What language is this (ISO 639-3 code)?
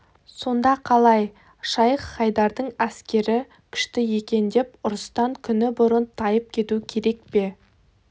kaz